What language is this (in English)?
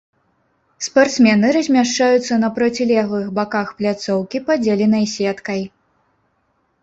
Belarusian